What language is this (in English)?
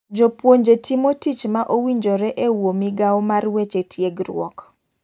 Luo (Kenya and Tanzania)